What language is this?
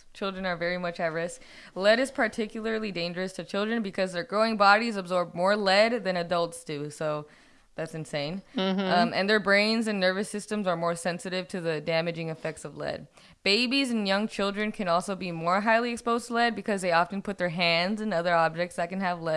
English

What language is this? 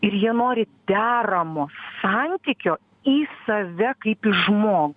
Lithuanian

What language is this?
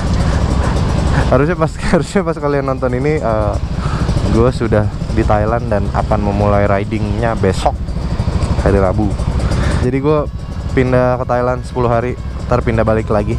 Indonesian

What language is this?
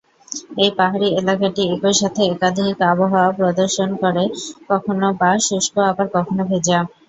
Bangla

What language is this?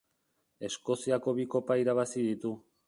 Basque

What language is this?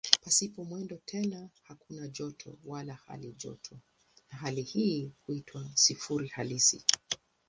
Swahili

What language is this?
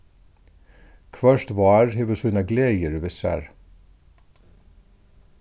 Faroese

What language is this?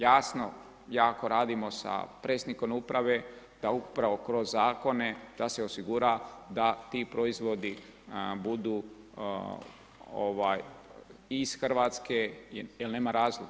Croatian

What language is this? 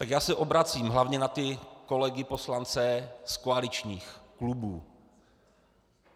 Czech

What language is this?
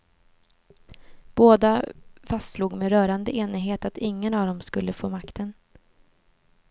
Swedish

